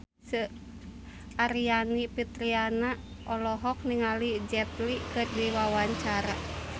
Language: Sundanese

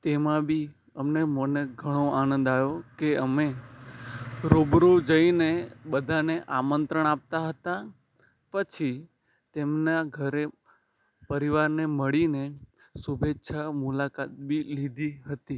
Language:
Gujarati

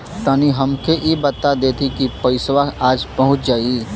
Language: Bhojpuri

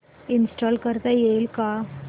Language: Marathi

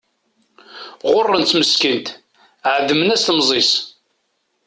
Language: Kabyle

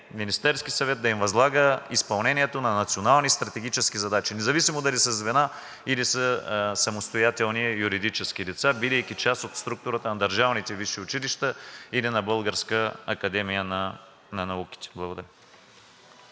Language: Bulgarian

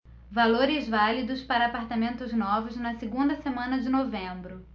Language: Portuguese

